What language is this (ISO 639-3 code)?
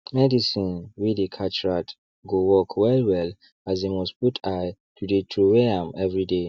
pcm